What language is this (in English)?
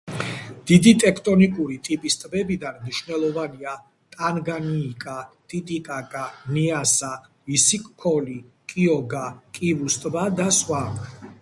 Georgian